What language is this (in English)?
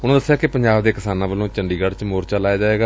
Punjabi